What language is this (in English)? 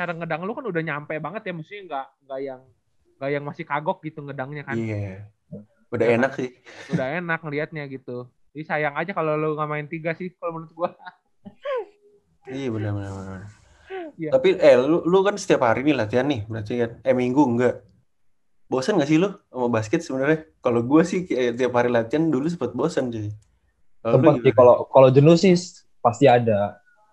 Indonesian